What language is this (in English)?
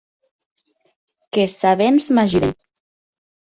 Occitan